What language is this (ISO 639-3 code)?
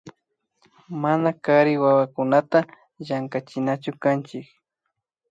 qvi